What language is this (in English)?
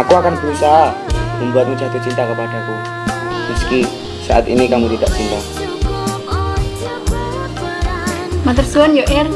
Indonesian